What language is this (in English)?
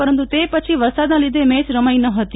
Gujarati